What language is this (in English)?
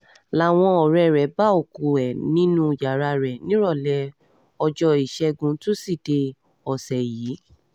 Yoruba